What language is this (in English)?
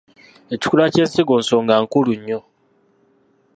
Ganda